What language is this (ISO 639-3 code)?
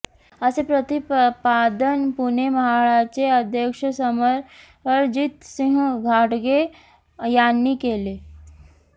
mar